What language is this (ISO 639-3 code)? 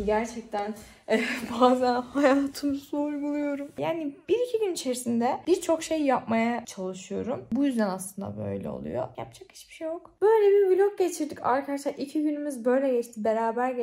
tur